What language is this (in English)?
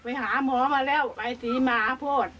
Thai